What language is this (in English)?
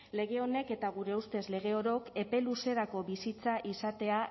Basque